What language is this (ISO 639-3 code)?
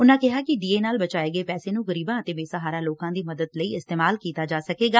pan